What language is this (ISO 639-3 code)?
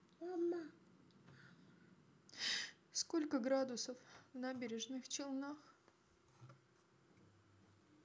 rus